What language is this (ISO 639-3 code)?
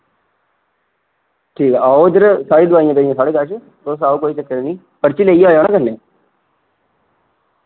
doi